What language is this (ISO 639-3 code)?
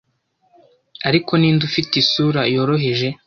kin